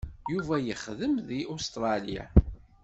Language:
Kabyle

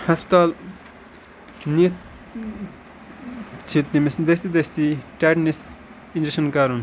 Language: Kashmiri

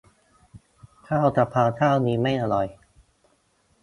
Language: Thai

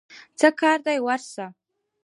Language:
Pashto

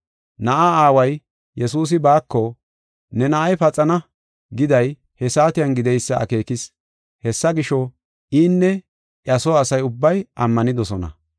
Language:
Gofa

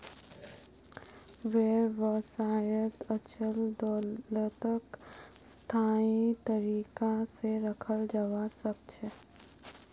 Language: Magahi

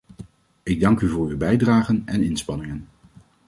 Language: Dutch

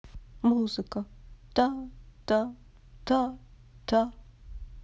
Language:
Russian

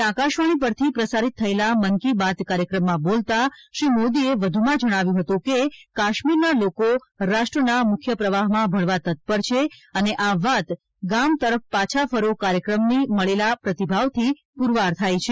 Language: Gujarati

